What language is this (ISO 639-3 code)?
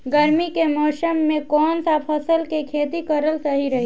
bho